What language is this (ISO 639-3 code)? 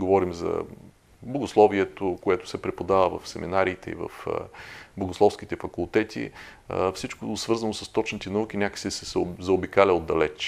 bul